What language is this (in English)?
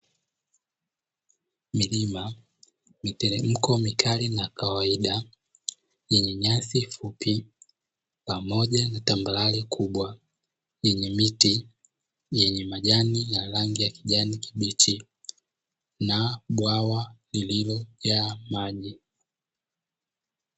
Swahili